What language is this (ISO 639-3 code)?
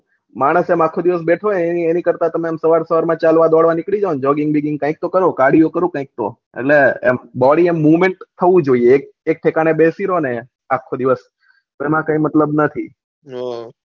guj